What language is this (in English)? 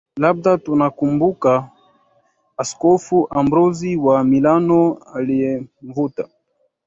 Swahili